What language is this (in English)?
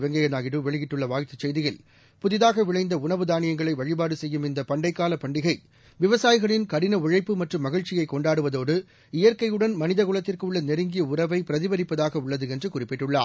Tamil